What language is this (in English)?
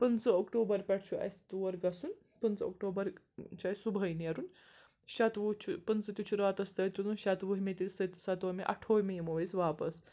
Kashmiri